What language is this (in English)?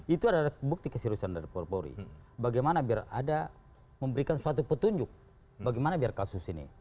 Indonesian